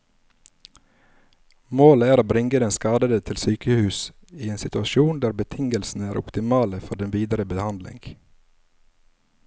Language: Norwegian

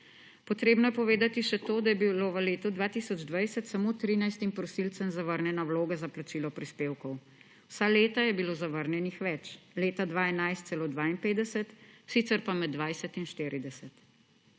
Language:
Slovenian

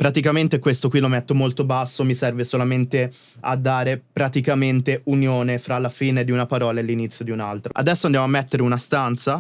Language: Italian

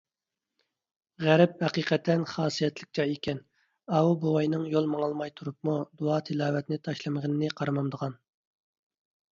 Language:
Uyghur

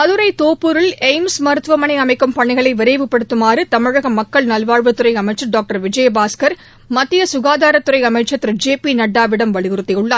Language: Tamil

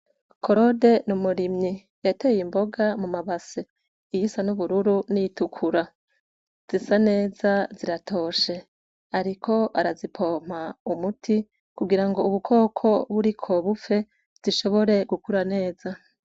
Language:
Rundi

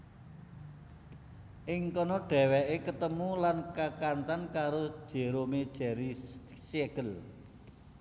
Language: Javanese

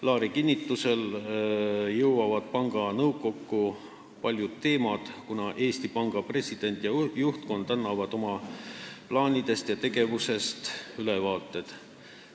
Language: Estonian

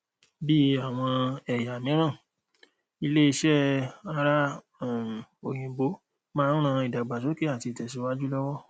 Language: Yoruba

